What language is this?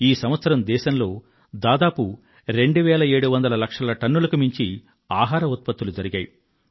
Telugu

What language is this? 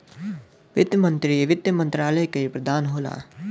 Bhojpuri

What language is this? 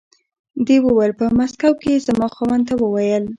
Pashto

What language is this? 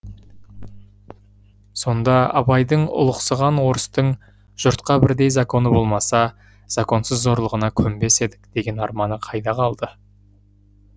Kazakh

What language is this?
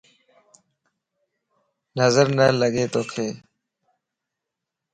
Lasi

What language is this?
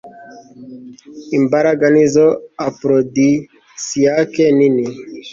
Kinyarwanda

